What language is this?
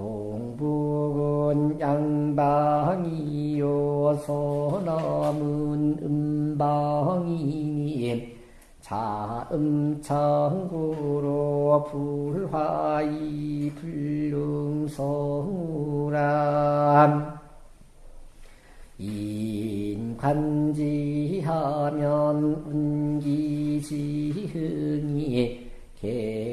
Korean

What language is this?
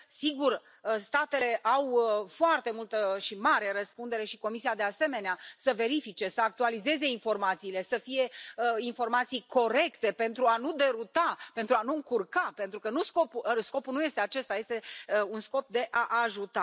Romanian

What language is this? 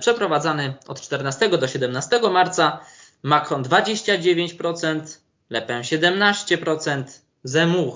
Polish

